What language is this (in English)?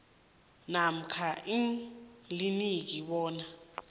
South Ndebele